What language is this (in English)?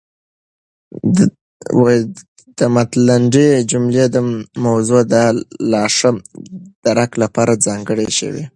Pashto